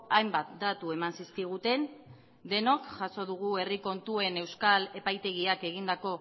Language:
Basque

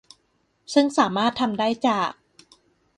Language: Thai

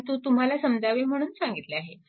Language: Marathi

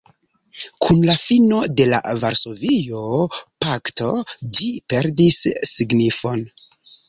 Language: Esperanto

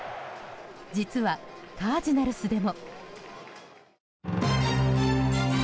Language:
Japanese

